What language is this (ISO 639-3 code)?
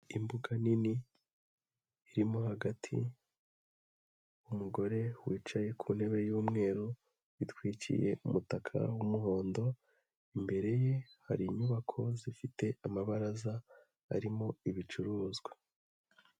kin